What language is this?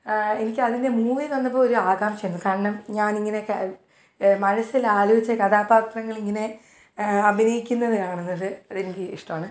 Malayalam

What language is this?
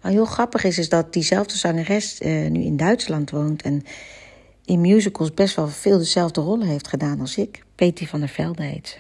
Dutch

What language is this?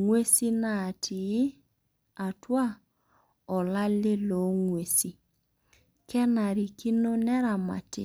Masai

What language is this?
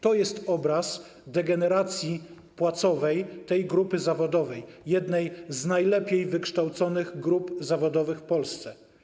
Polish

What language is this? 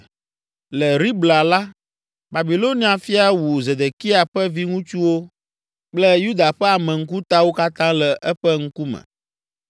Ewe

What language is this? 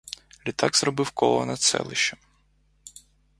Ukrainian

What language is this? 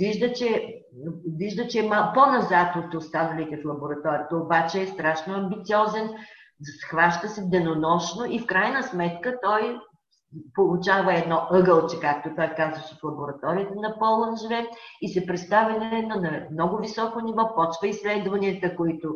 Bulgarian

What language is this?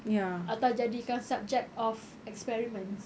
English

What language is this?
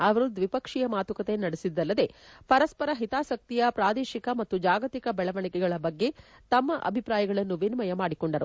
Kannada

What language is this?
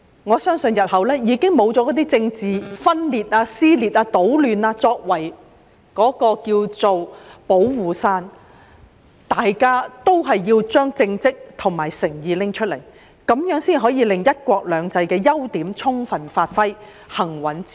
Cantonese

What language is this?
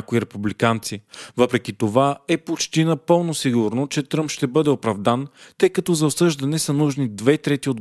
Bulgarian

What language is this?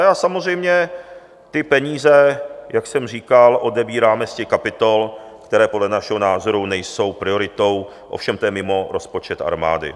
Czech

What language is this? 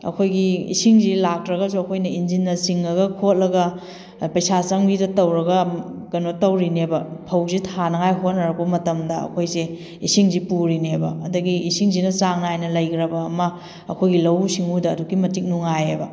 Manipuri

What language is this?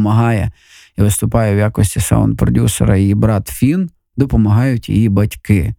Ukrainian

